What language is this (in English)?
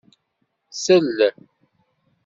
Kabyle